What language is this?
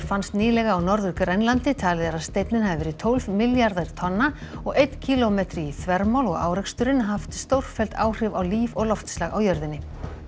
Icelandic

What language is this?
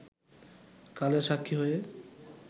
Bangla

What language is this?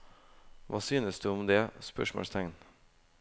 Norwegian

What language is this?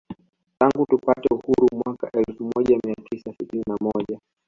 Swahili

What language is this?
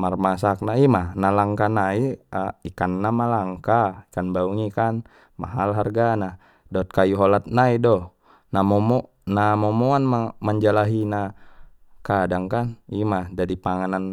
Batak Mandailing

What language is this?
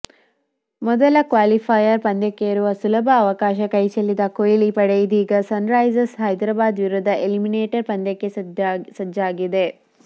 Kannada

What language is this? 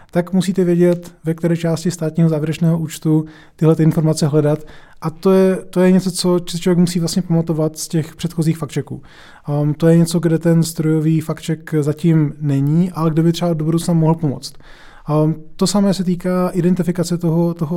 Czech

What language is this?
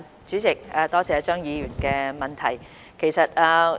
Cantonese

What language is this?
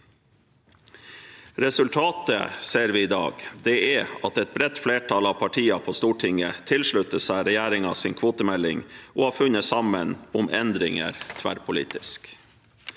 Norwegian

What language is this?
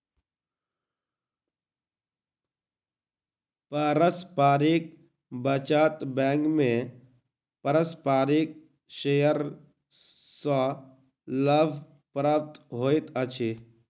Maithili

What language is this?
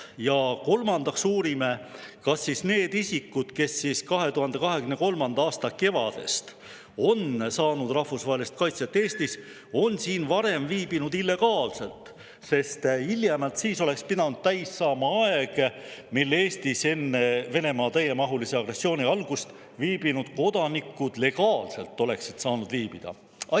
Estonian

